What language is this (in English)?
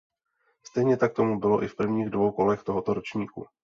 Czech